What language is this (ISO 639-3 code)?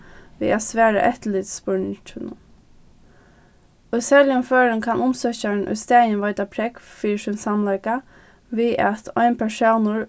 fao